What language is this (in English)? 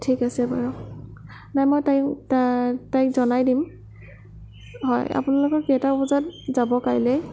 Assamese